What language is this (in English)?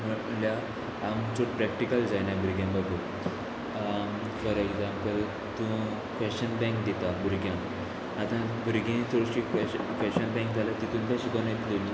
Konkani